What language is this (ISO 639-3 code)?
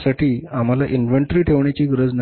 mar